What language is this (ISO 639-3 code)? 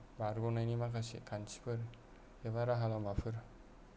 brx